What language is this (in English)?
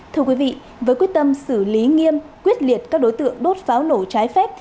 Vietnamese